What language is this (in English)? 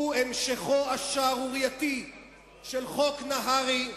Hebrew